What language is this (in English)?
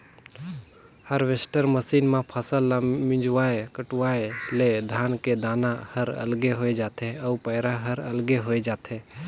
Chhattisgarhi